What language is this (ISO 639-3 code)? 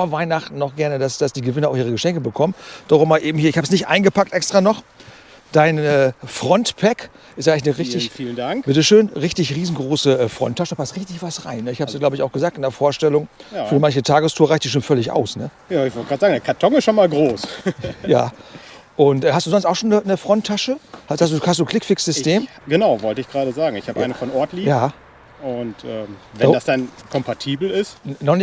deu